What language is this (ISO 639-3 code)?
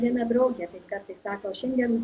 lit